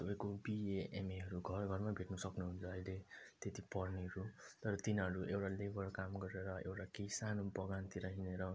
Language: Nepali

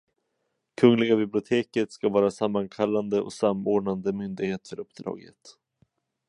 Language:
Swedish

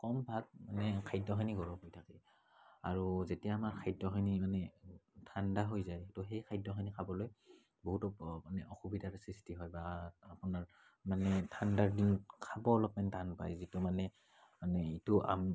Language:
Assamese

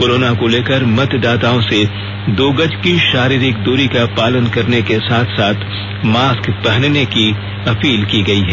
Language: Hindi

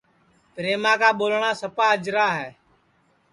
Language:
Sansi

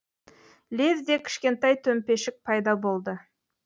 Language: Kazakh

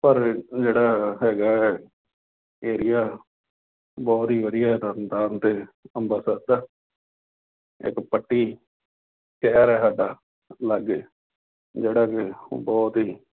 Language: Punjabi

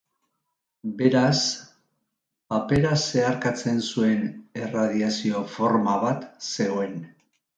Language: Basque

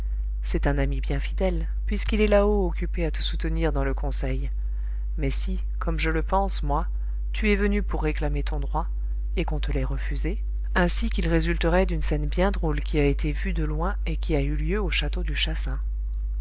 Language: French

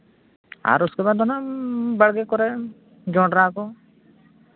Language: Santali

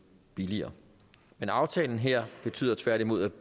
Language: Danish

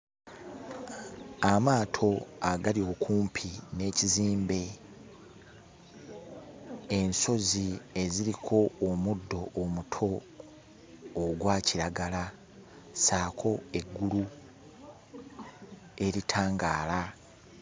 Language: Ganda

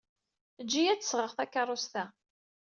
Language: Kabyle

